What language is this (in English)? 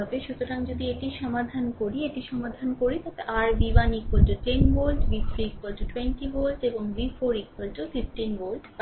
Bangla